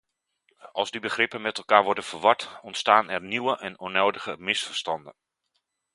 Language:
Dutch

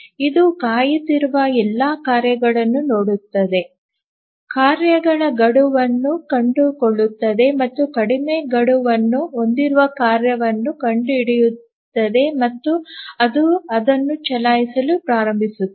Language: Kannada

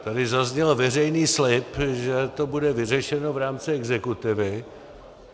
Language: Czech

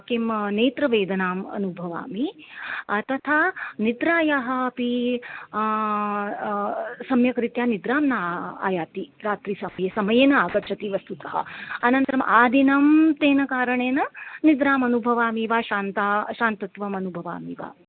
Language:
Sanskrit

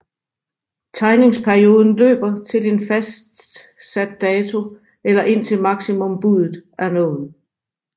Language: Danish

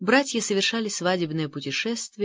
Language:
Russian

